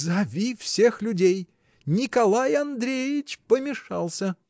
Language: Russian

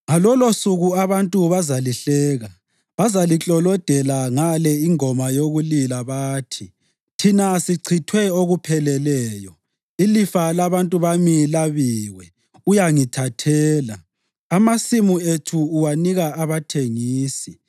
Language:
North Ndebele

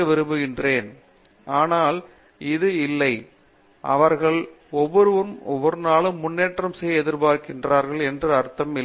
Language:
Tamil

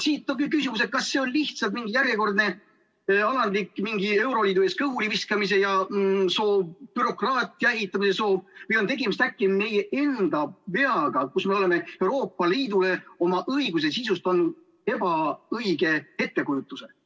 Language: Estonian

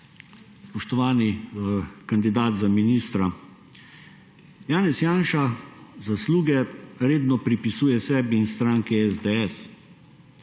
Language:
Slovenian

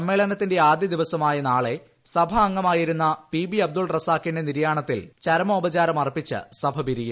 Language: Malayalam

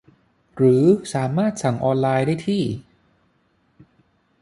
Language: Thai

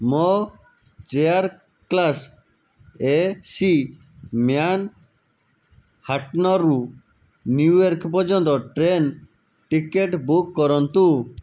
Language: Odia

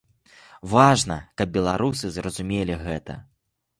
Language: Belarusian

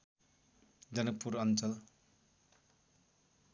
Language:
Nepali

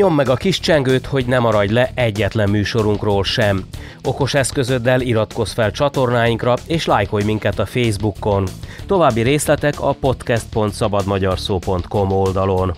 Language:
Hungarian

